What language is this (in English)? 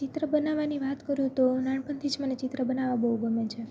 Gujarati